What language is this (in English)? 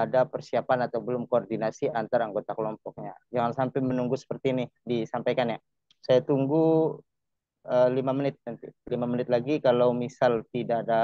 Indonesian